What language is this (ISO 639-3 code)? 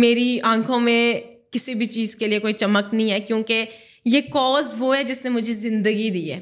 urd